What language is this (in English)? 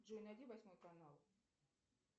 Russian